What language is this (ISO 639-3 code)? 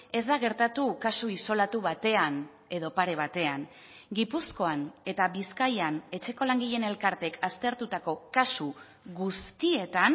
eus